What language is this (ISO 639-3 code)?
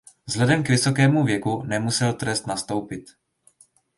ces